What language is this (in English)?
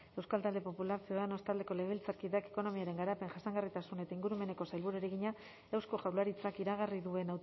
Basque